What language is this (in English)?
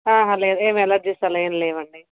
Telugu